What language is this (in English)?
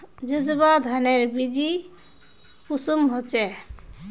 Magahi